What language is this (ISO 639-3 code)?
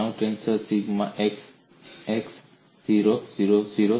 guj